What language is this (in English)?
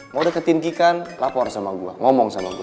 Indonesian